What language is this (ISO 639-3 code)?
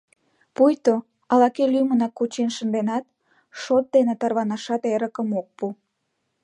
chm